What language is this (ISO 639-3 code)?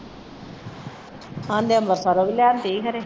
pan